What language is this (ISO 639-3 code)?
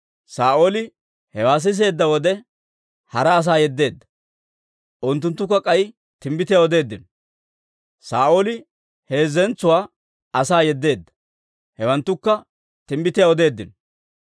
dwr